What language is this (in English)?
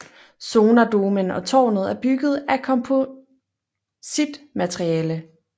Danish